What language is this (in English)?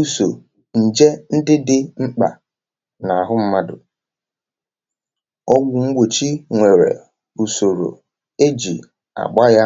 Igbo